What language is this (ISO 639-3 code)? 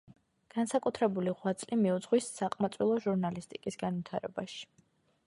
kat